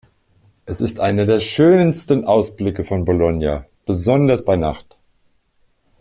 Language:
German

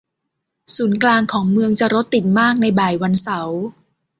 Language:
Thai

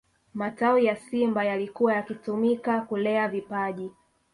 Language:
Swahili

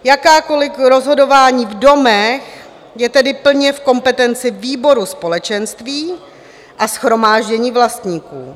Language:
Czech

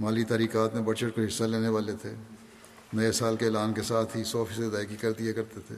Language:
Urdu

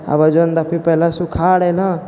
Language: Maithili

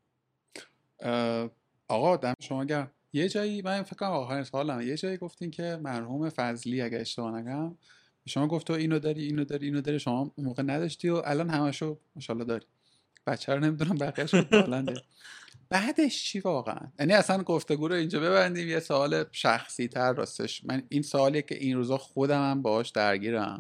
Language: Persian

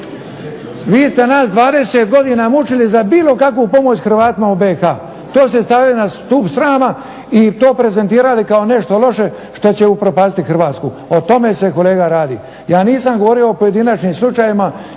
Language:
Croatian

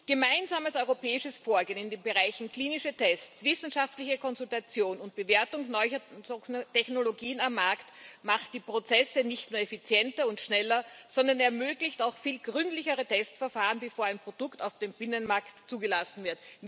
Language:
German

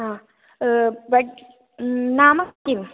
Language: Sanskrit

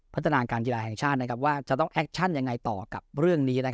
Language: Thai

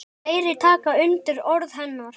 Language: Icelandic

